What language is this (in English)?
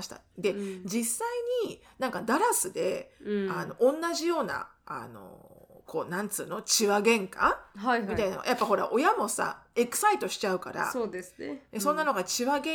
Japanese